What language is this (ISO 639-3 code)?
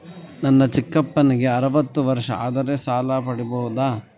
kan